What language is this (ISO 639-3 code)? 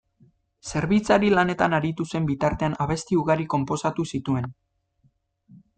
eus